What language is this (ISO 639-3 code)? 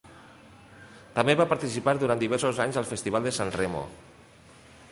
cat